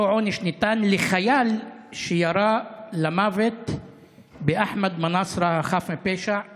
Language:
Hebrew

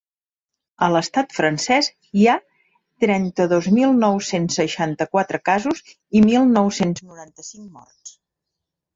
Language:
Catalan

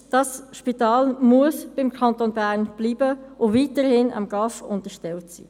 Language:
Swiss German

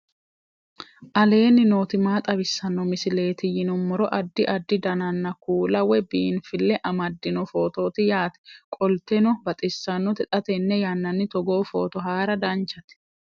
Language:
Sidamo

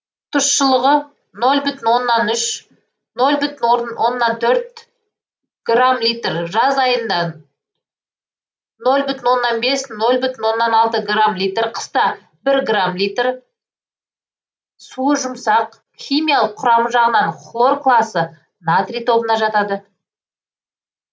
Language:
Kazakh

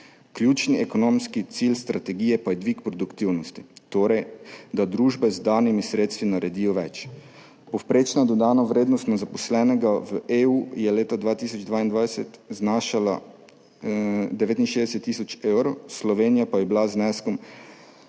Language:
Slovenian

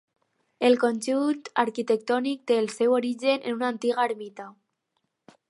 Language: Catalan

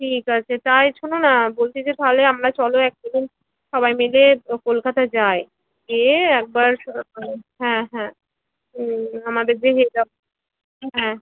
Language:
Bangla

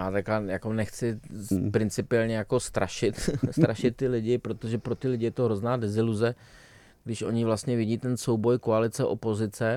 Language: Czech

